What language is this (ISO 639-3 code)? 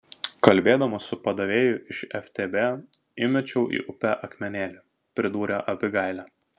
lit